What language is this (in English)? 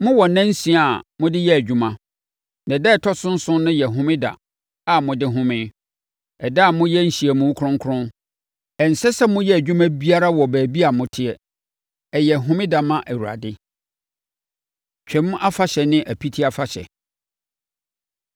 Akan